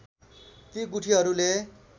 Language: Nepali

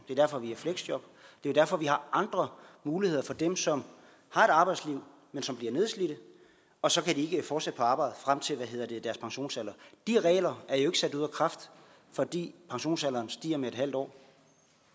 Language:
Danish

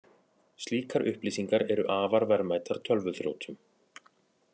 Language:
Icelandic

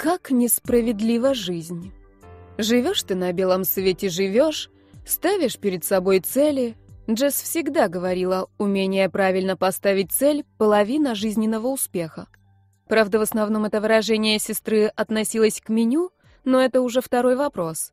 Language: Russian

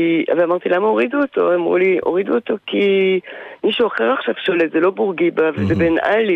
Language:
Hebrew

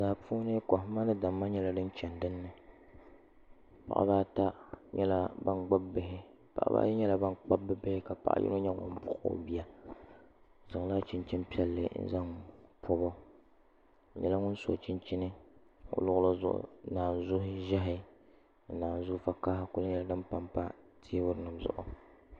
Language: Dagbani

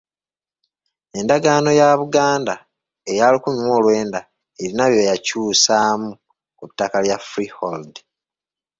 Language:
Ganda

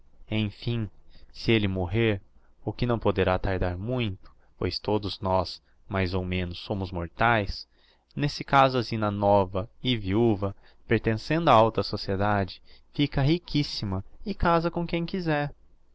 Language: Portuguese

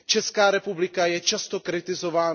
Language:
Czech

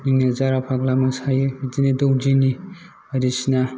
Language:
Bodo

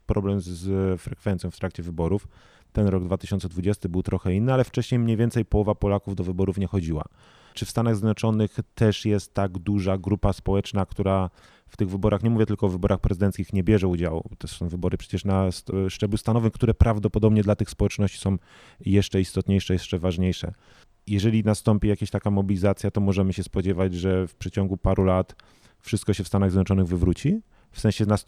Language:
Polish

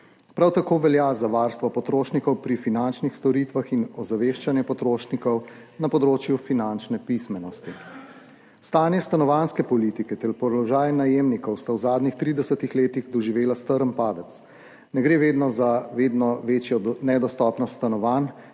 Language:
Slovenian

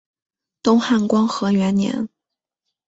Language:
Chinese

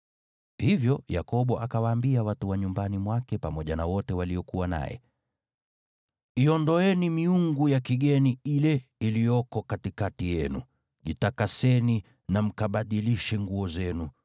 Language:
Swahili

